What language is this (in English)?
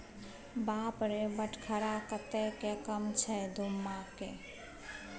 Maithili